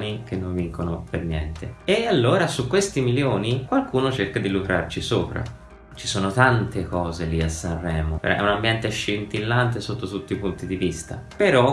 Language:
Italian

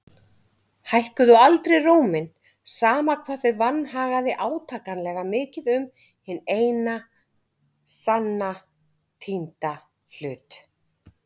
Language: Icelandic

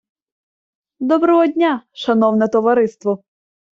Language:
Ukrainian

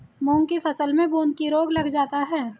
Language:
Hindi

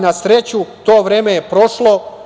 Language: Serbian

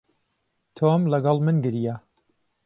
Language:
Central Kurdish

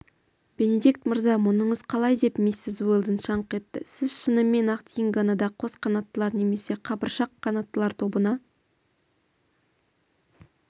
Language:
Kazakh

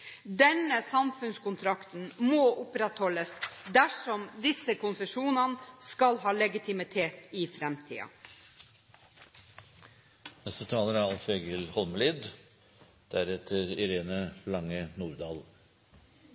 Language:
Norwegian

